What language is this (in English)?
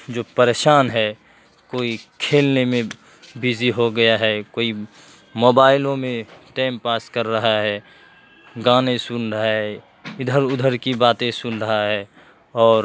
Urdu